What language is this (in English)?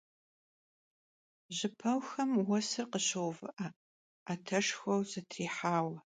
Kabardian